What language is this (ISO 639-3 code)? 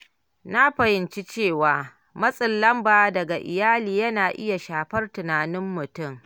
hau